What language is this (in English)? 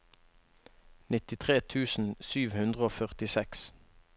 Norwegian